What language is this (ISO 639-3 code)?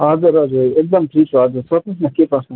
nep